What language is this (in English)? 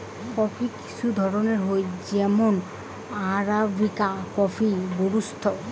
Bangla